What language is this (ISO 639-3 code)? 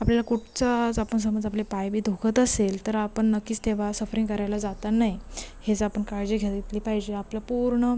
mar